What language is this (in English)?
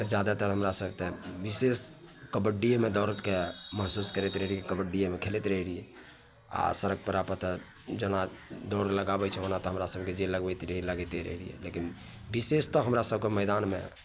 Maithili